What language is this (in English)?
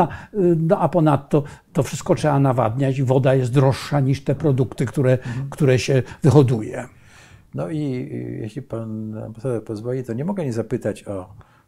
Polish